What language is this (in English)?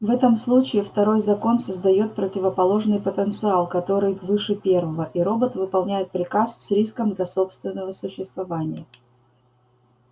Russian